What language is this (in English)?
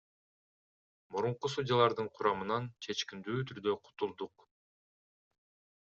Kyrgyz